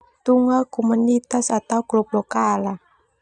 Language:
Termanu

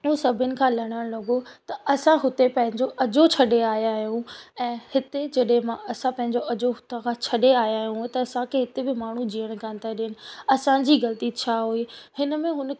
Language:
Sindhi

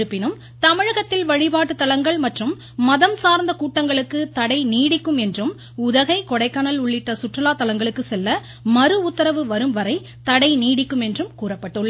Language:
Tamil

